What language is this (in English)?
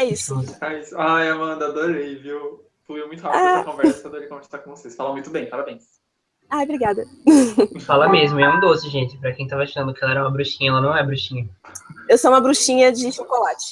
Portuguese